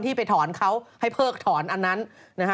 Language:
Thai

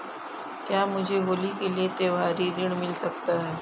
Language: Hindi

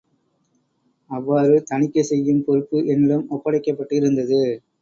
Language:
Tamil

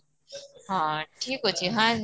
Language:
Odia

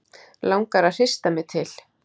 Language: Icelandic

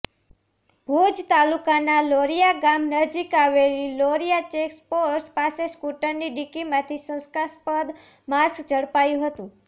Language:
Gujarati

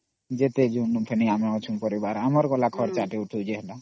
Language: Odia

